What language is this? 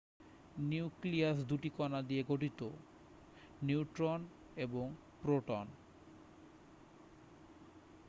Bangla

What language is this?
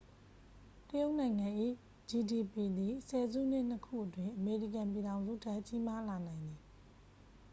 Burmese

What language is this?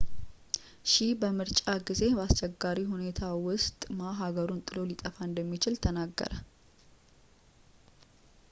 Amharic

